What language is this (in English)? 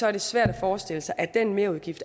Danish